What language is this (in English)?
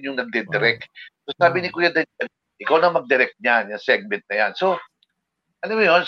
Filipino